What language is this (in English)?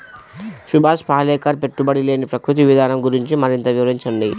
Telugu